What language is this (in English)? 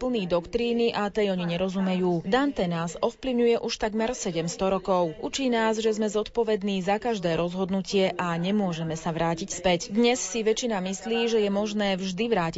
Slovak